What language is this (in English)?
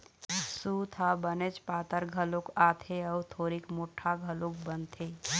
Chhattisgarhi